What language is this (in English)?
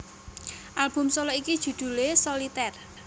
Javanese